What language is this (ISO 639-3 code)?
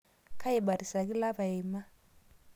mas